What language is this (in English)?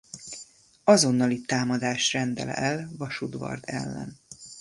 Hungarian